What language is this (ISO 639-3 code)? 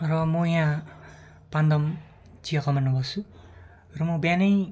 nep